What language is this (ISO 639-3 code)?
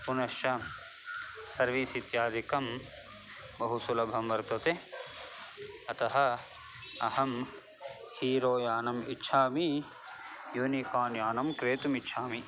san